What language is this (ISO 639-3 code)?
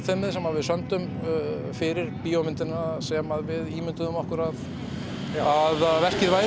isl